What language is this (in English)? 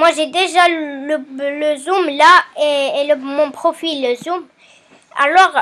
French